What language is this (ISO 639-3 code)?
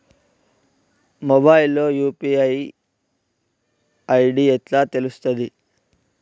tel